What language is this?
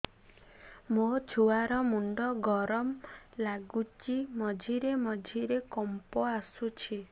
Odia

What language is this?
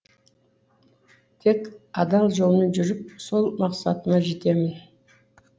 Kazakh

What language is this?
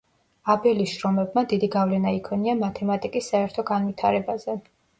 Georgian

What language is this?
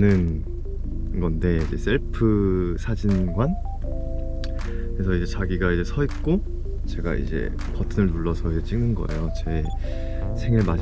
Korean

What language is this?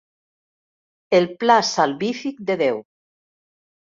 Catalan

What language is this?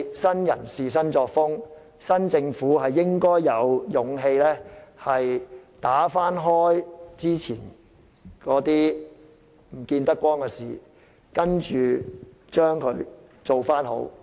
Cantonese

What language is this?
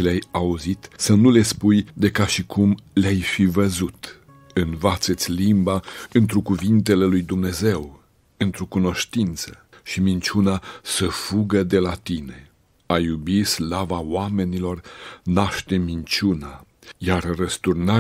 Romanian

